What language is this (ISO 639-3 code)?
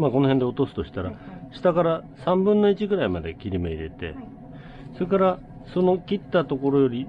jpn